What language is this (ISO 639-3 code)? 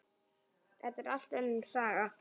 isl